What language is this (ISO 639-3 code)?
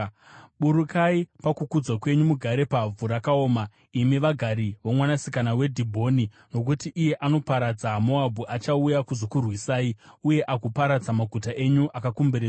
sna